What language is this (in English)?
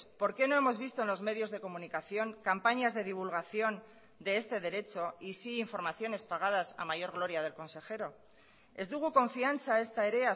Spanish